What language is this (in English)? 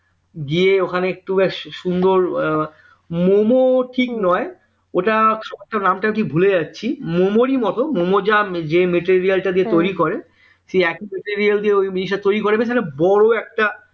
Bangla